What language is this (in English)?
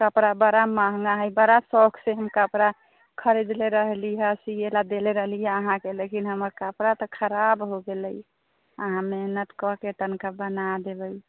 Maithili